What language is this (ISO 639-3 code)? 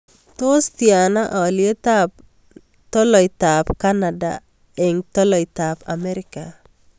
kln